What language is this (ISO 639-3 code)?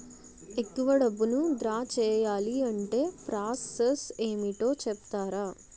tel